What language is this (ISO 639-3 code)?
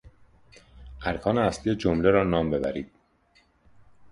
fas